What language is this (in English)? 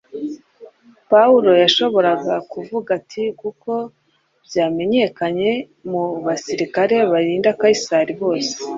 Kinyarwanda